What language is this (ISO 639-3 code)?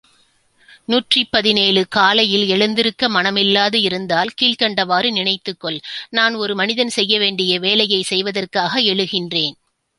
tam